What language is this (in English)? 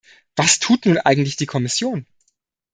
German